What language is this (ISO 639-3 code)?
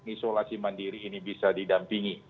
ind